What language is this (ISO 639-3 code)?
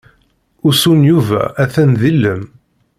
kab